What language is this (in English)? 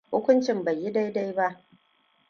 Hausa